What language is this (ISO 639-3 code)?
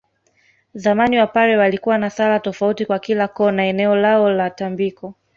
swa